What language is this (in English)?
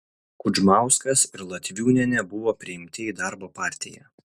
Lithuanian